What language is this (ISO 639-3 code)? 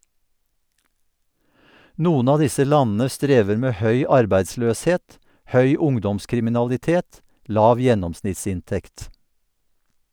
nor